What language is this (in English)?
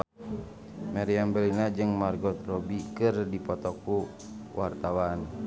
Sundanese